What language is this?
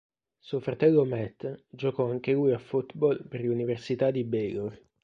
Italian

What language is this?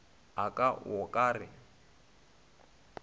Northern Sotho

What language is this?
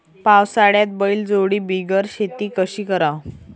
Marathi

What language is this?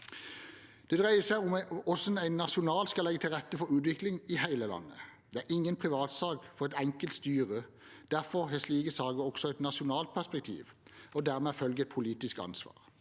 Norwegian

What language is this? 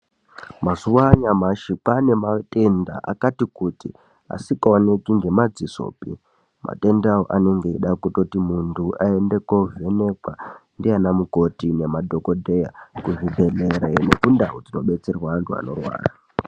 Ndau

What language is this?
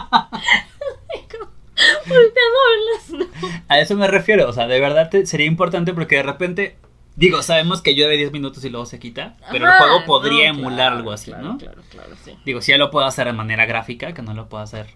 Spanish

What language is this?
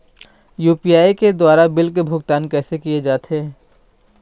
Chhattisgarhi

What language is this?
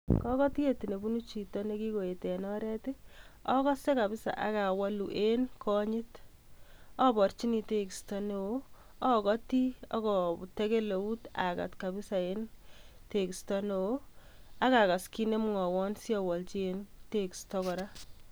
Kalenjin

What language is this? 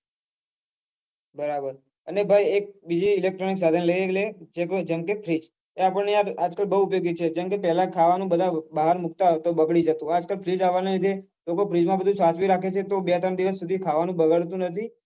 Gujarati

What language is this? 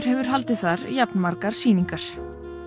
Icelandic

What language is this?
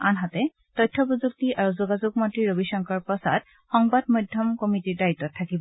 Assamese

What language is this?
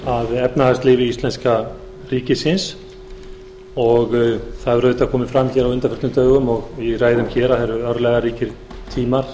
Icelandic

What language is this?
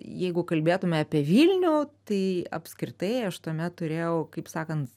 Lithuanian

